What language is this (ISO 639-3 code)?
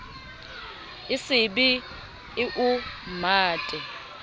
sot